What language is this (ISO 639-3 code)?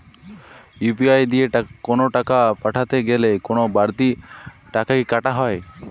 ben